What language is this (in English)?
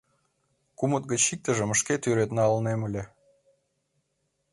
Mari